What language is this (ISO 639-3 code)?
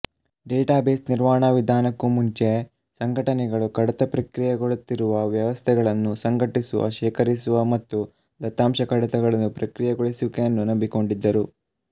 kan